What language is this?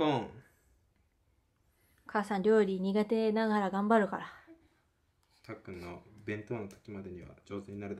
Japanese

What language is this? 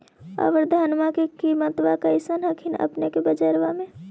Magahi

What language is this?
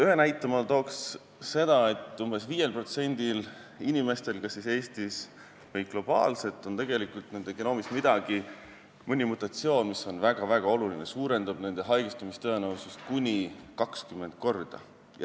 Estonian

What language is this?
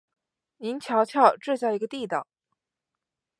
Chinese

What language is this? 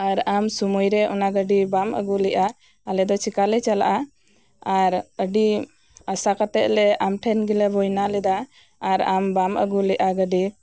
Santali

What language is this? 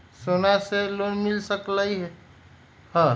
Magahi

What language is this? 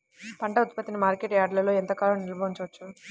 Telugu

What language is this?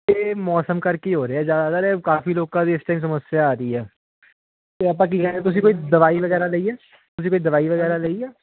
Punjabi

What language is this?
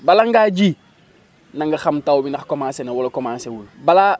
Wolof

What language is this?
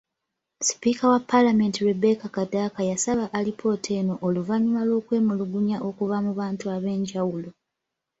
Ganda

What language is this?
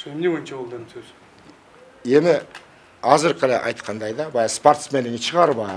Turkish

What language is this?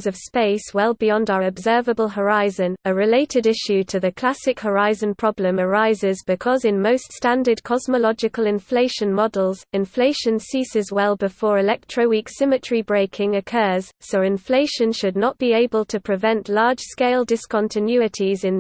English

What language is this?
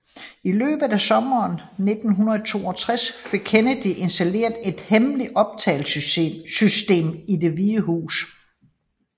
Danish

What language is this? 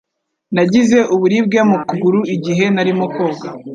Kinyarwanda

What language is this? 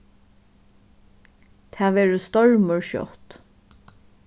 Faroese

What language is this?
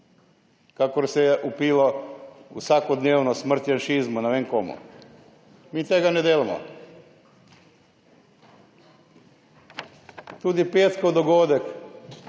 Slovenian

